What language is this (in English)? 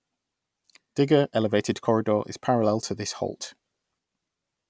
English